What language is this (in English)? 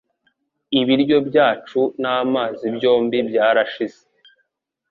Kinyarwanda